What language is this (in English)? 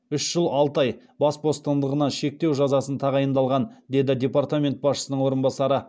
Kazakh